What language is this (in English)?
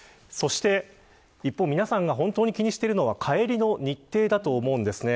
Japanese